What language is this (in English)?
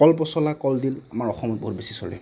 Assamese